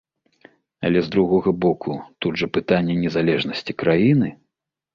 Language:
Belarusian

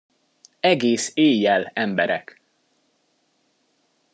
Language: Hungarian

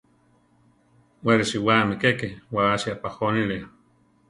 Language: Central Tarahumara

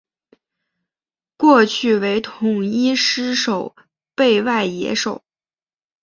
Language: Chinese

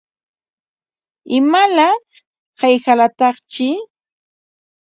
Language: Ambo-Pasco Quechua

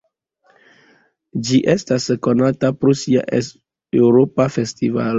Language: Esperanto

